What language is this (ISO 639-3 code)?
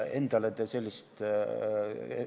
est